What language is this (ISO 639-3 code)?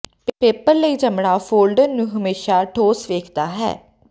pan